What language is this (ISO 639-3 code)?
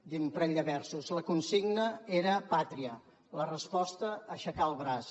cat